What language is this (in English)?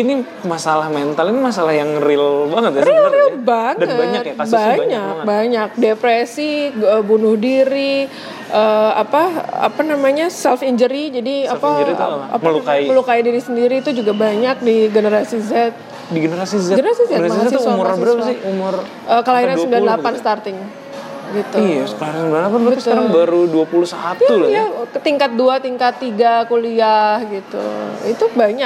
Indonesian